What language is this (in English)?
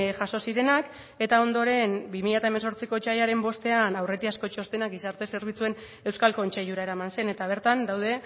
Basque